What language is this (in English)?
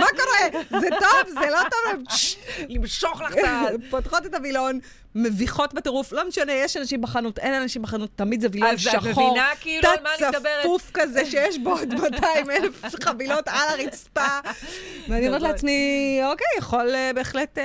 Hebrew